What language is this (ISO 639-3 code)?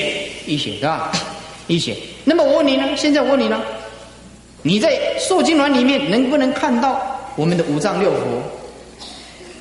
zho